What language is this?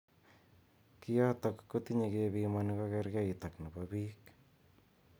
Kalenjin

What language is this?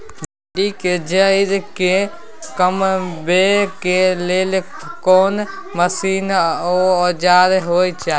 Maithili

